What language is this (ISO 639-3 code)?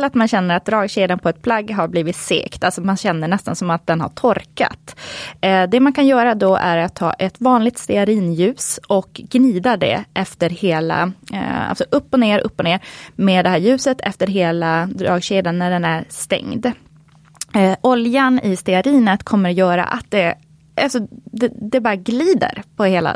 swe